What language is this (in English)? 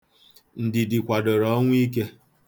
Igbo